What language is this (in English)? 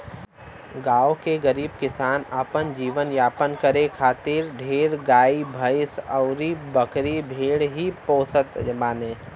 Bhojpuri